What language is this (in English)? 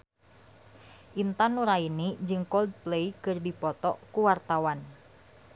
Sundanese